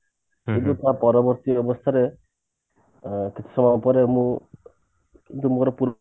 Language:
Odia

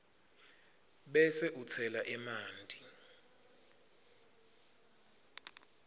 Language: Swati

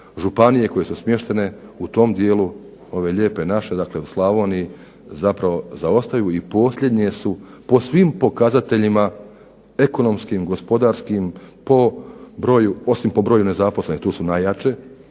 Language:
Croatian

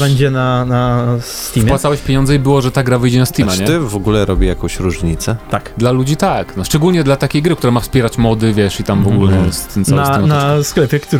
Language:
Polish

